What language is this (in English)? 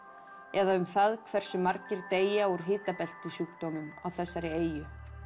Icelandic